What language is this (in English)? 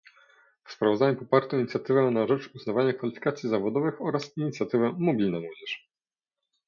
Polish